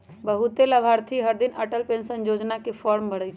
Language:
Magahi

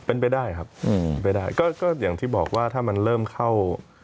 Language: Thai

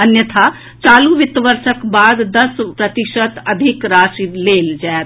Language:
Maithili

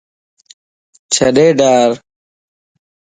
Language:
Lasi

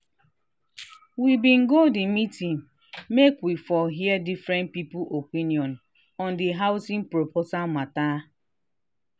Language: Nigerian Pidgin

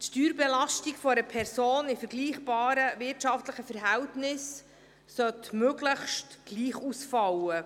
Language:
Swiss German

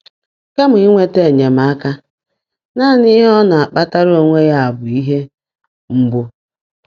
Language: Igbo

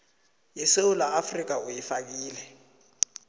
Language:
South Ndebele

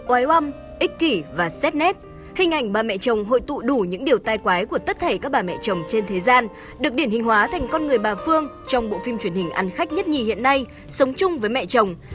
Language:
Vietnamese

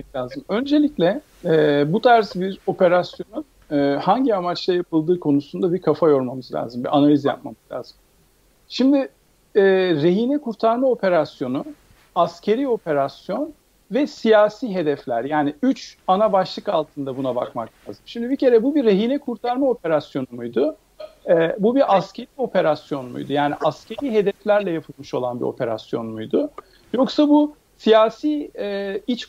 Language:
Turkish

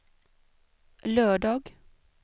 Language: Swedish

